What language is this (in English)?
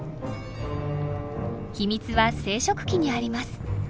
Japanese